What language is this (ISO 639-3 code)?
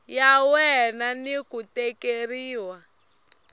tso